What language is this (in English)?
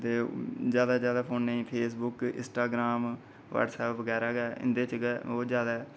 Dogri